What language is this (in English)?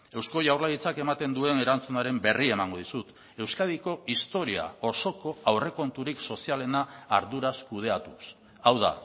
Basque